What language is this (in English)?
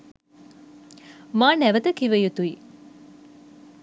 Sinhala